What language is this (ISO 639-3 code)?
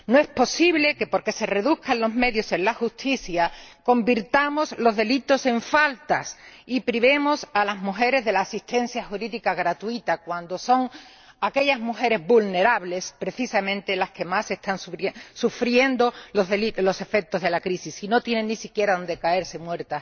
spa